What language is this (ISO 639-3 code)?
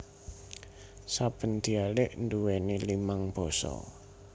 jav